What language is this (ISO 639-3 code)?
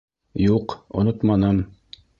bak